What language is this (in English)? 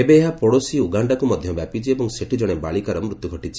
Odia